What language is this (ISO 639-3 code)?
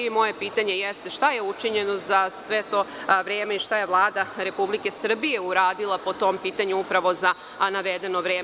srp